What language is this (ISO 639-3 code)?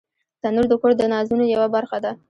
pus